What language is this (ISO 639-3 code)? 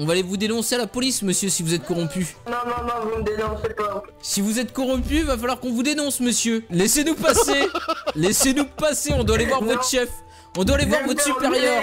fra